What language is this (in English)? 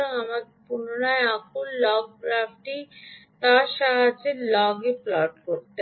Bangla